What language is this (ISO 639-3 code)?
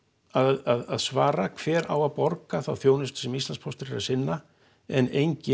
isl